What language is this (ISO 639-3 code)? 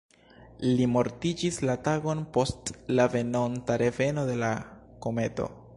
epo